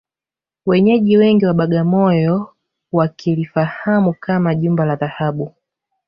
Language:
Swahili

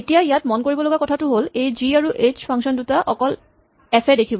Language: Assamese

